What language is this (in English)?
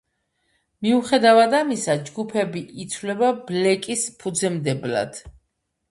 Georgian